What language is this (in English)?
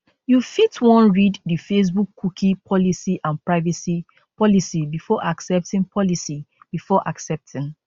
Nigerian Pidgin